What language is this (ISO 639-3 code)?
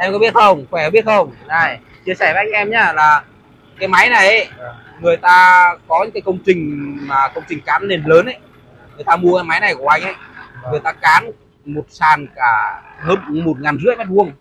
vie